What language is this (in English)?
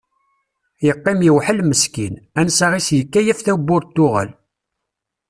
Kabyle